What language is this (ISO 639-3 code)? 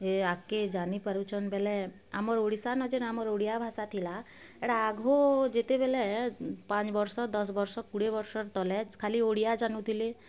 ori